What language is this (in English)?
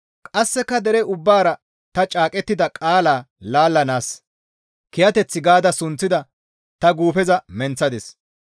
Gamo